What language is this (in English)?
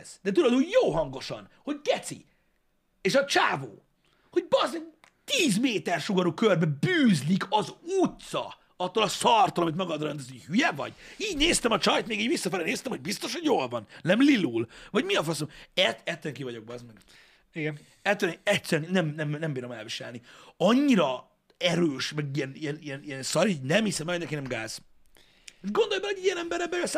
Hungarian